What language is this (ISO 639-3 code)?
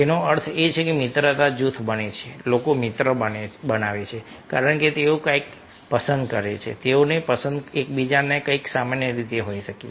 guj